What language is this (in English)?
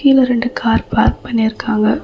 Tamil